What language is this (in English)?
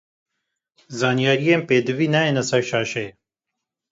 Kurdish